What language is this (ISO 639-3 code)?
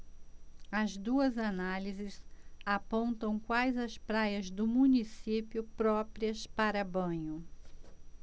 por